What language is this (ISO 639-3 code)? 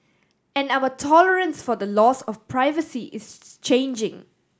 eng